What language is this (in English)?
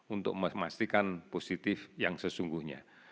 Indonesian